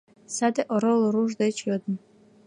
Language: Mari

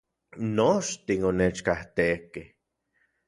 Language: Central Puebla Nahuatl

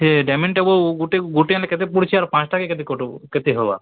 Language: Odia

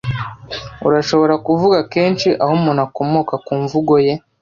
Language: Kinyarwanda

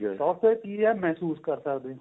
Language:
Punjabi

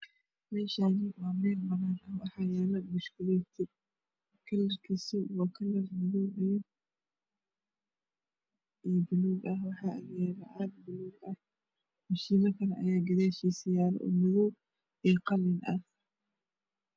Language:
Somali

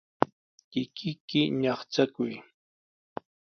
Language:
Sihuas Ancash Quechua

